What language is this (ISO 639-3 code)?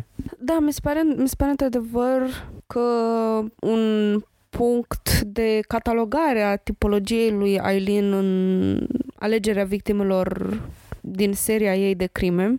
ron